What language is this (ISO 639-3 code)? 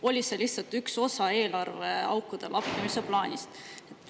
est